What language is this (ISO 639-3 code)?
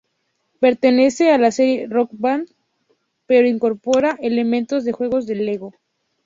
spa